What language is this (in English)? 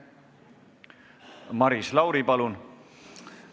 Estonian